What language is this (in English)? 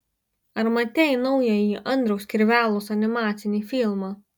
Lithuanian